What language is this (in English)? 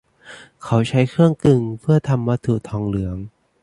Thai